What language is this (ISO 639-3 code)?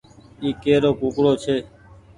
gig